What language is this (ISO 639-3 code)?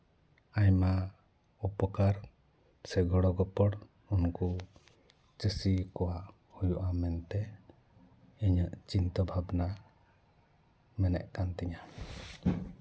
sat